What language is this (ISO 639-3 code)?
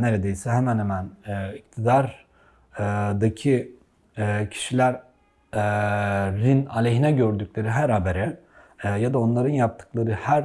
tur